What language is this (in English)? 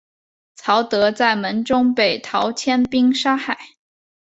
Chinese